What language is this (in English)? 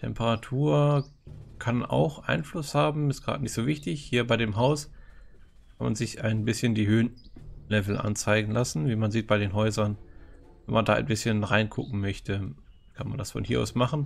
German